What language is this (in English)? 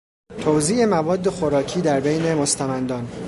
Persian